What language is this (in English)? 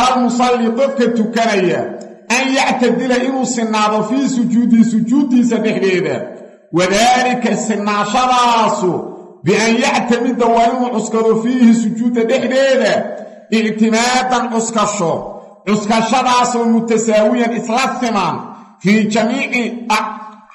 Arabic